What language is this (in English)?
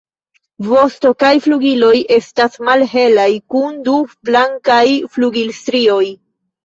Esperanto